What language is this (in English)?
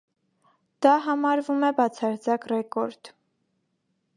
Armenian